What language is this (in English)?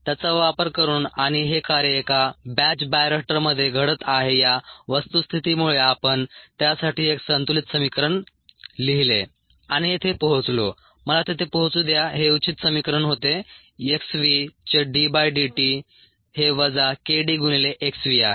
Marathi